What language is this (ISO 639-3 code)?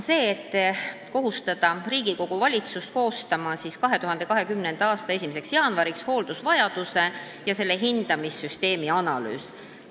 est